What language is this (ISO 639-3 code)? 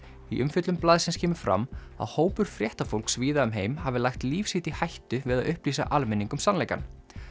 isl